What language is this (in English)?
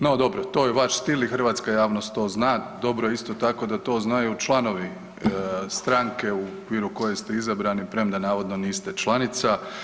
Croatian